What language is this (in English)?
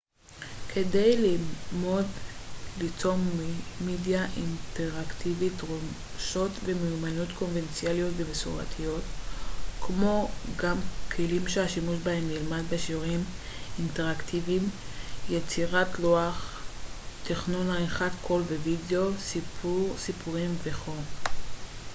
Hebrew